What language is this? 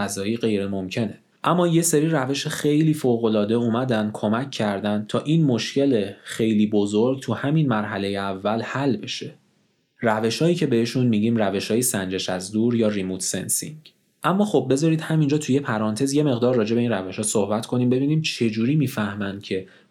Persian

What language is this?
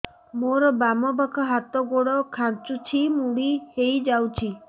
Odia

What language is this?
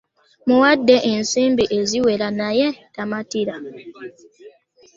Ganda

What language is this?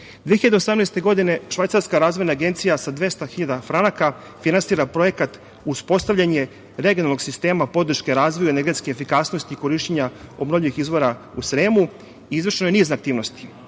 Serbian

